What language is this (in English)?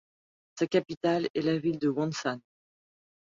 French